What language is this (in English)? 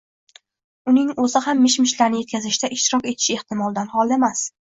Uzbek